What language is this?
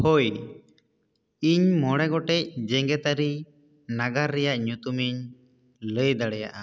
Santali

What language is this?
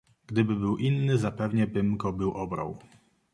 Polish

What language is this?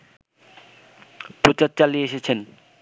Bangla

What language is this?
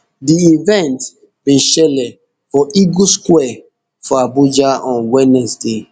Nigerian Pidgin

